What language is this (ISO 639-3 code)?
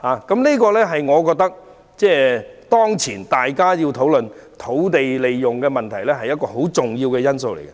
yue